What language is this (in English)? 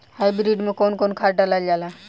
Bhojpuri